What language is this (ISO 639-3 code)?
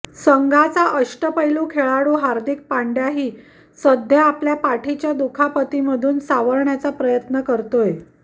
mar